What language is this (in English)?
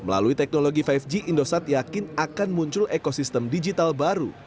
Indonesian